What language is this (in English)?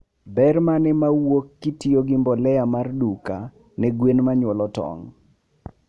Luo (Kenya and Tanzania)